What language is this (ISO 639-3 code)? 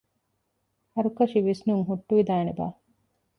div